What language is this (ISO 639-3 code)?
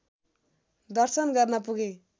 nep